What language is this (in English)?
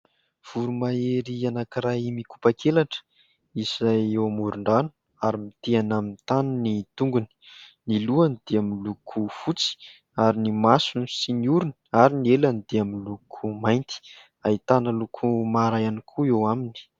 Malagasy